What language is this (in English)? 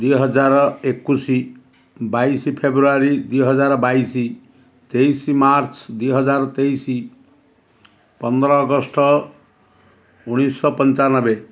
Odia